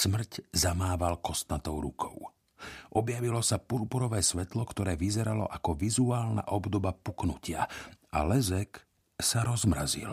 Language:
Slovak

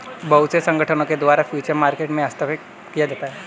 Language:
Hindi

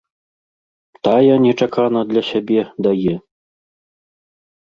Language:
Belarusian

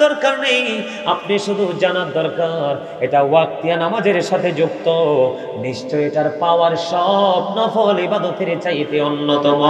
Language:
Bangla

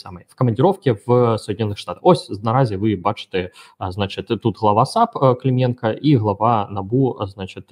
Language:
Ukrainian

